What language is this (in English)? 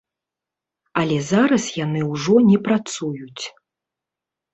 Belarusian